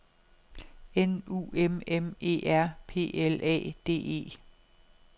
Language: Danish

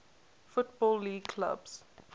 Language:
English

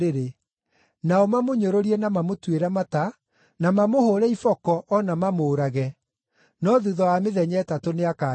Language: Kikuyu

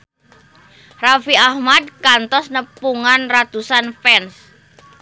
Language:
Sundanese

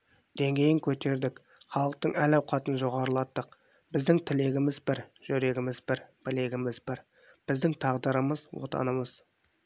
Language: Kazakh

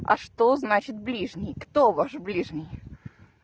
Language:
Russian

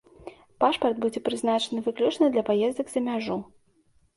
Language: Belarusian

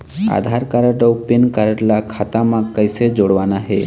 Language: Chhattisgarhi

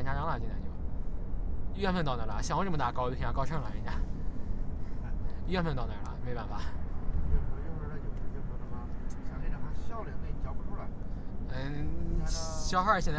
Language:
Chinese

